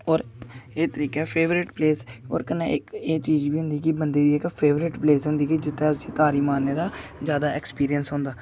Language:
Dogri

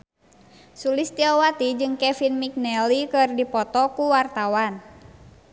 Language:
Sundanese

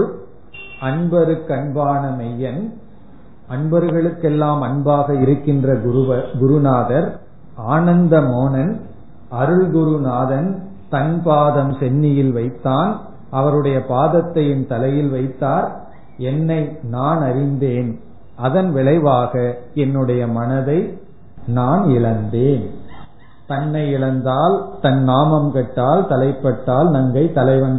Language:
Tamil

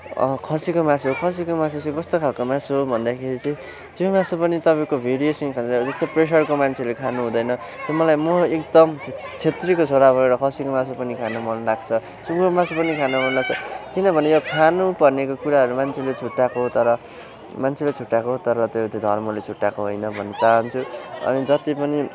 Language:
Nepali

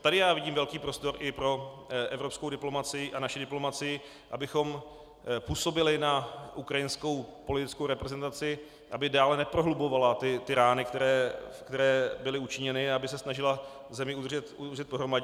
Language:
Czech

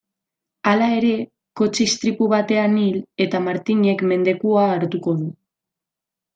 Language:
Basque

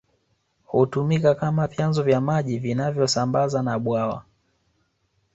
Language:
Swahili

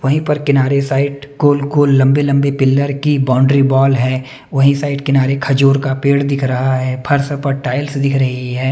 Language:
Hindi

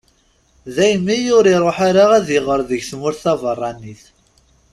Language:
Kabyle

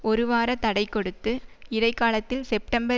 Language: Tamil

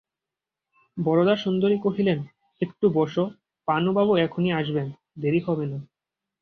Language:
Bangla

